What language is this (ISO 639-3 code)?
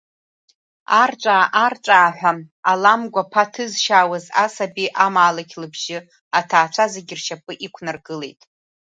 abk